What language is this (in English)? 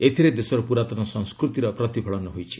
Odia